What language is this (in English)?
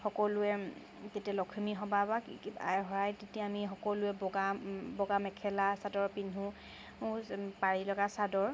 Assamese